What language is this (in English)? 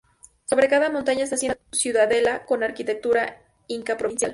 Spanish